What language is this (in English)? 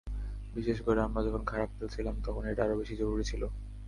Bangla